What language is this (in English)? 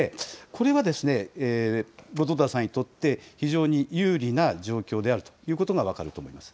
Japanese